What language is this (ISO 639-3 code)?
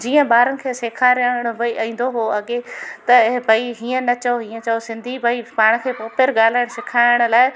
snd